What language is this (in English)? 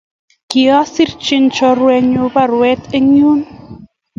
Kalenjin